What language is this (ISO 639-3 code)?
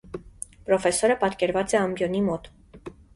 hye